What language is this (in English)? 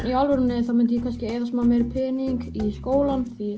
Icelandic